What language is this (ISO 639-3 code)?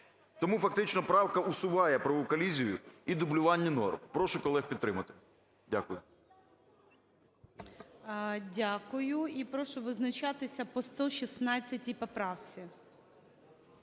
ukr